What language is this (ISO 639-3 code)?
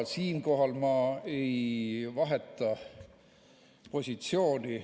est